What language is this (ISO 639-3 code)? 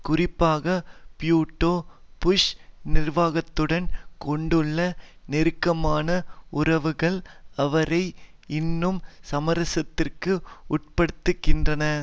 tam